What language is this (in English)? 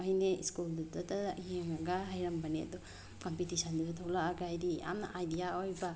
Manipuri